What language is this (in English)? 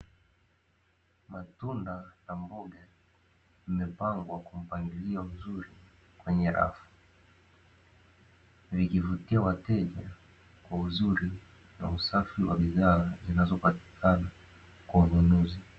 Swahili